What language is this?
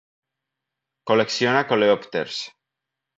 Catalan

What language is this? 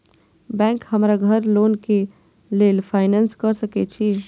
Maithili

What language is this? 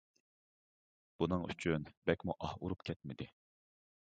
Uyghur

